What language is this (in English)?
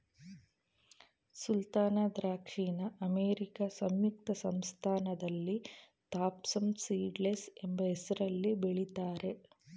Kannada